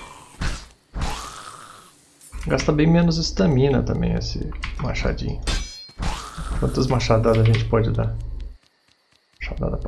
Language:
Portuguese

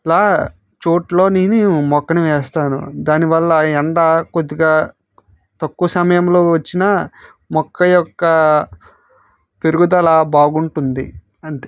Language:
Telugu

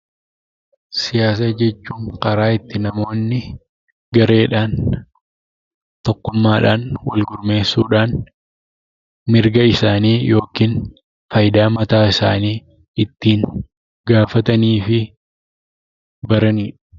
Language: Oromo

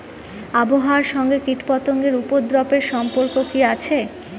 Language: Bangla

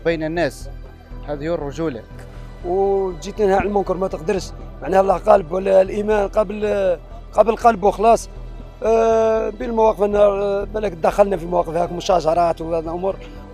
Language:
Arabic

